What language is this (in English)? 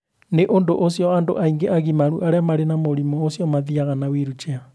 Kikuyu